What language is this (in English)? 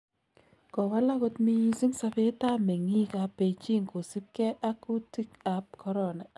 Kalenjin